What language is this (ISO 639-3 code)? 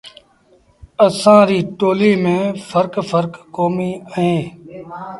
sbn